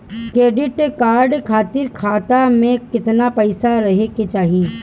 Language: Bhojpuri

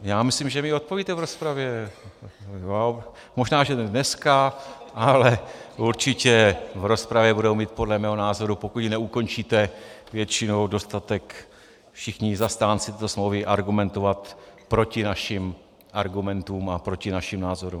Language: Czech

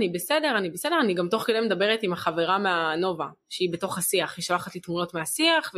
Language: Hebrew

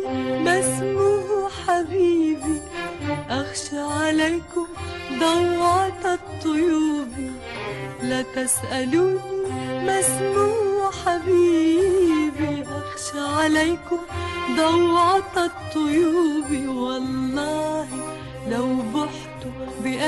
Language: Arabic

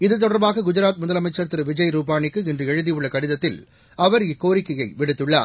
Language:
Tamil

